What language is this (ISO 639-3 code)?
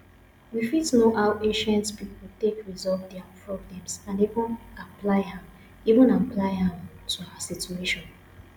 pcm